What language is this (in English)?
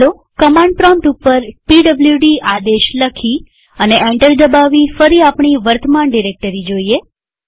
Gujarati